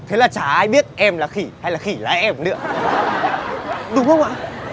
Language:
Vietnamese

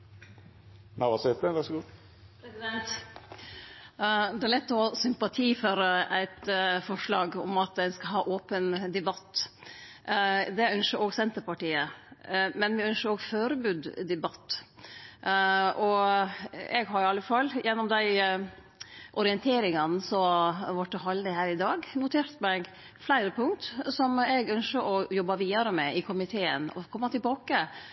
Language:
Norwegian Nynorsk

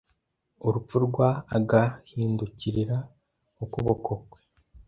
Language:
Kinyarwanda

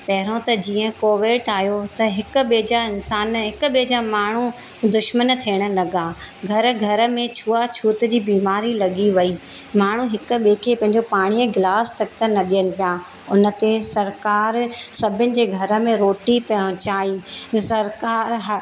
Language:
Sindhi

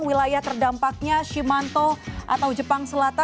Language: Indonesian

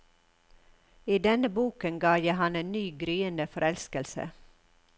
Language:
Norwegian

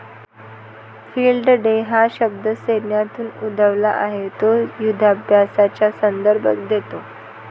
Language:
Marathi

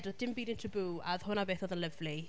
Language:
Welsh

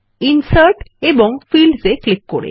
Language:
Bangla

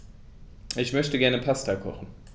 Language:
German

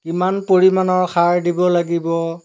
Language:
Assamese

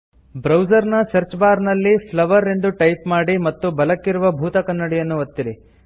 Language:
Kannada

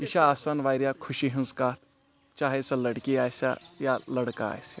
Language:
Kashmiri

